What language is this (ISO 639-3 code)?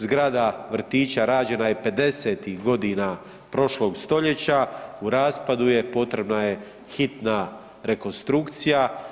hrv